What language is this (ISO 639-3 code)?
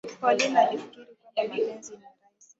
swa